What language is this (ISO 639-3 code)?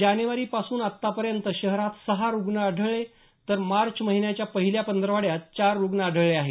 mar